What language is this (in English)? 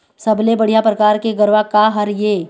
Chhattisgarhi